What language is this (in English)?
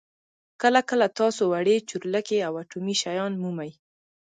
Pashto